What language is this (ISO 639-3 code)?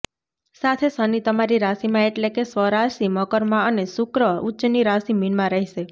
guj